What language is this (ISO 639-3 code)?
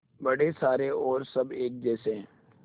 hin